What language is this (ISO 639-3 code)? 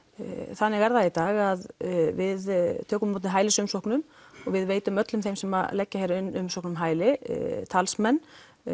isl